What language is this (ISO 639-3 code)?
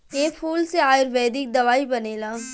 bho